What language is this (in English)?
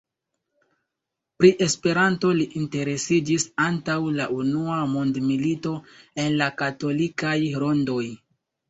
Esperanto